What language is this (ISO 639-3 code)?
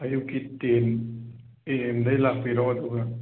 mni